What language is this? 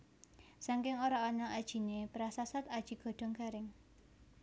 Javanese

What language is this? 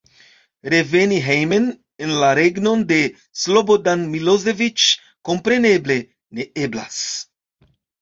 Esperanto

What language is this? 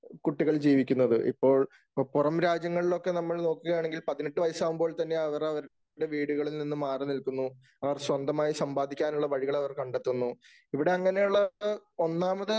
Malayalam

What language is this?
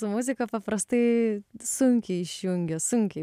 Lithuanian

